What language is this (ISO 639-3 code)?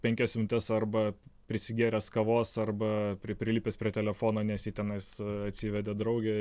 lit